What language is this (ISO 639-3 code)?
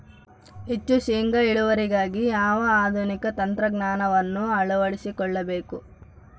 kan